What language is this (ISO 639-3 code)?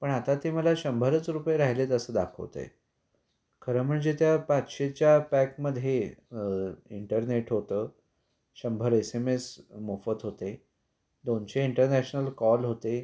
mar